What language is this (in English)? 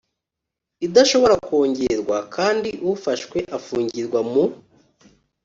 Kinyarwanda